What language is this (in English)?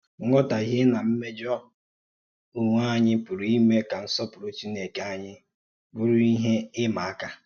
Igbo